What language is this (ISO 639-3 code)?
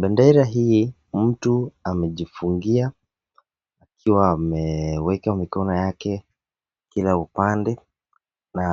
swa